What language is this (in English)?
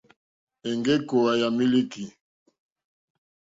Mokpwe